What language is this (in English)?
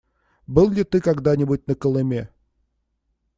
Russian